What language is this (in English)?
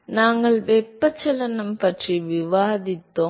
Tamil